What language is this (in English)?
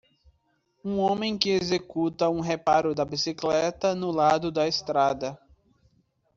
Portuguese